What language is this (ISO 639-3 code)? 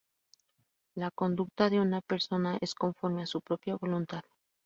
spa